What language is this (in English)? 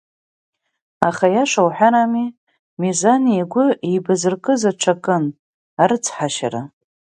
Abkhazian